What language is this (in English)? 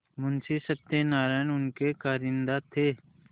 Hindi